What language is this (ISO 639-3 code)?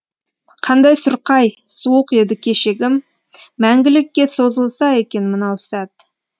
kaz